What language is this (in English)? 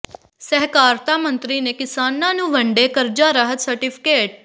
Punjabi